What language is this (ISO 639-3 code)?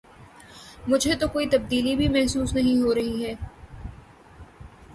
urd